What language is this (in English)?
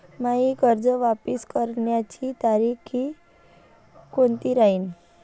Marathi